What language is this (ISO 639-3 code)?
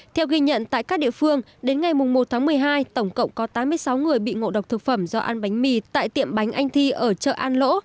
vie